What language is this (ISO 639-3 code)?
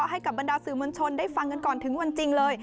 tha